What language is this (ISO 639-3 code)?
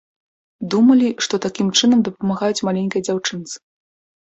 bel